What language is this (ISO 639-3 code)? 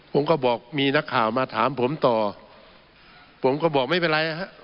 tha